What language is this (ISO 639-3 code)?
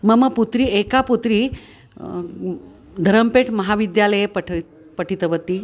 san